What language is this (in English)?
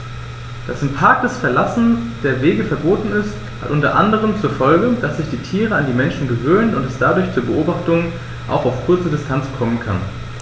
German